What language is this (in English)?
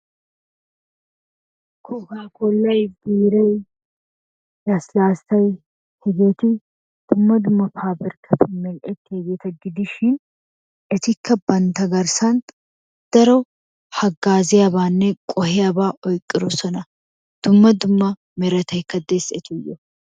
Wolaytta